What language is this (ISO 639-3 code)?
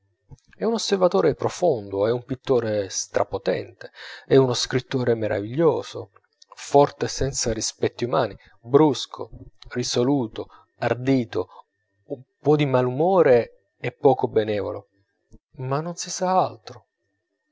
ita